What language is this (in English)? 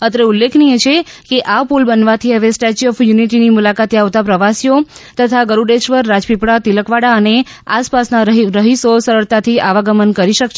Gujarati